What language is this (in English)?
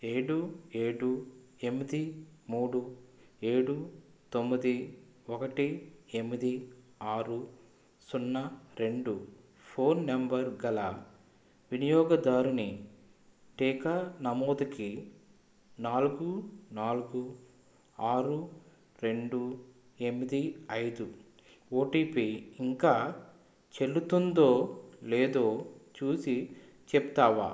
Telugu